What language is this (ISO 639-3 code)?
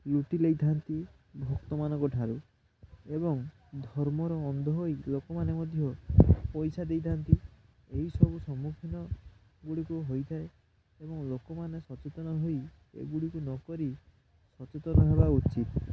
ori